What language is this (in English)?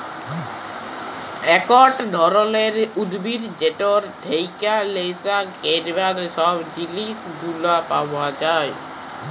Bangla